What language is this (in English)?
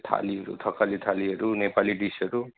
Nepali